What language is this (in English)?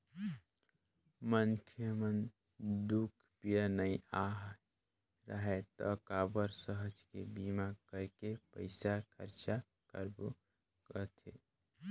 Chhattisgarhi